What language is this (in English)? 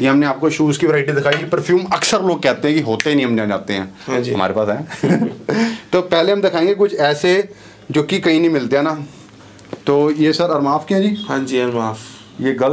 Vietnamese